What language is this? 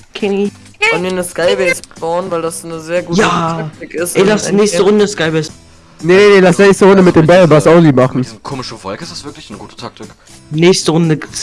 German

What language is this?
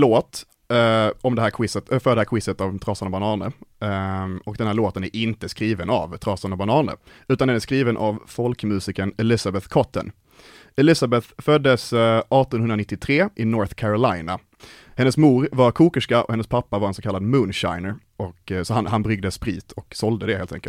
Swedish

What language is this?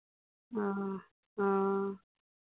Maithili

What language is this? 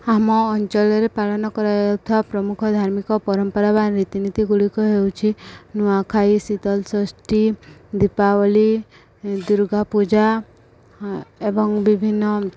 Odia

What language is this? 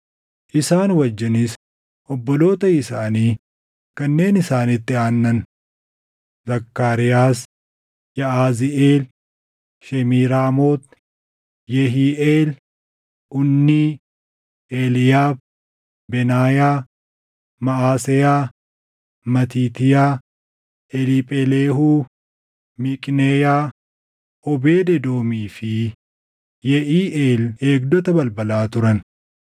Oromo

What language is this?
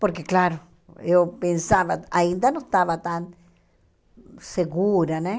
Portuguese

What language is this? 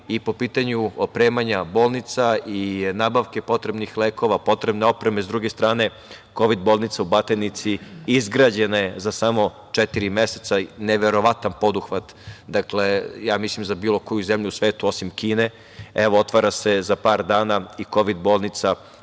Serbian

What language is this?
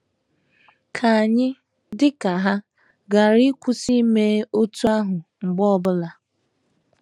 Igbo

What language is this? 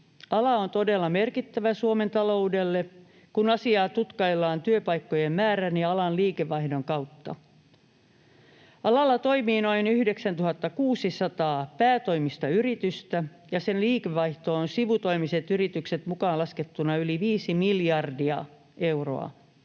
Finnish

